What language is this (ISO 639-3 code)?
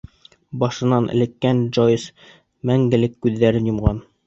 bak